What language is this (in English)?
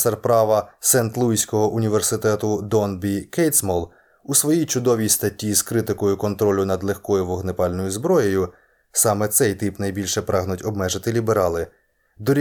Ukrainian